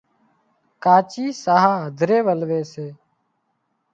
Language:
Wadiyara Koli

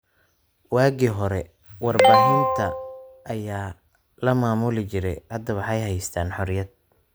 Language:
Somali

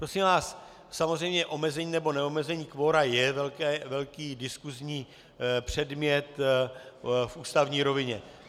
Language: Czech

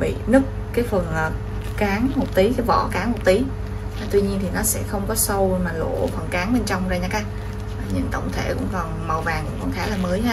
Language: Vietnamese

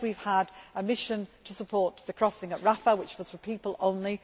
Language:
English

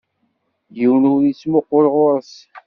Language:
Kabyle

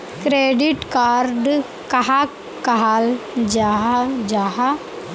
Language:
Magahi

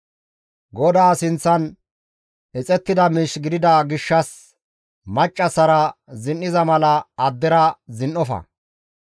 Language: Gamo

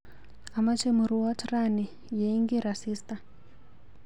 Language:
Kalenjin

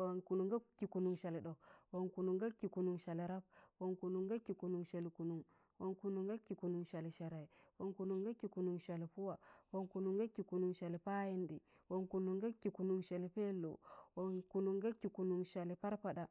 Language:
Tangale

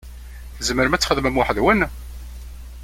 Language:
Kabyle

